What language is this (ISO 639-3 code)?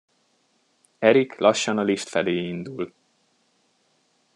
hun